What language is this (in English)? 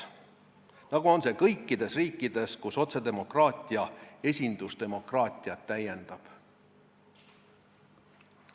Estonian